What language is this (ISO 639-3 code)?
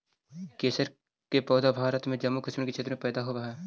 mag